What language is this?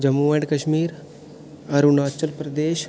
Dogri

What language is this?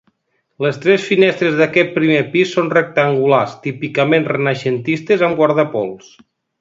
Catalan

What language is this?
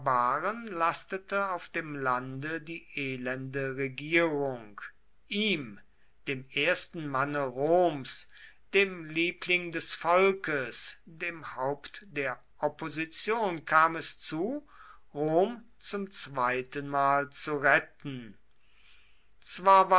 German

